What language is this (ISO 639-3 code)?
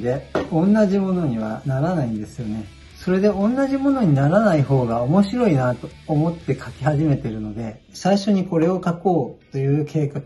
jpn